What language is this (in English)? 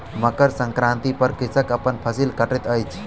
Maithili